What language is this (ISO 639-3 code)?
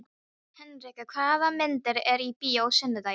isl